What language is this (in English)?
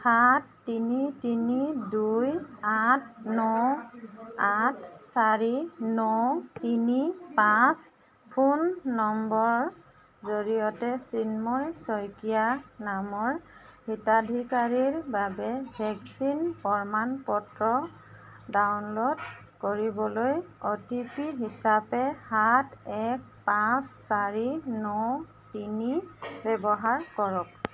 Assamese